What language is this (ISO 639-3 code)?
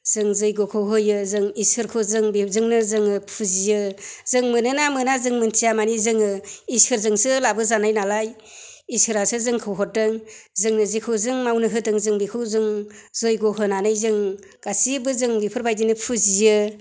brx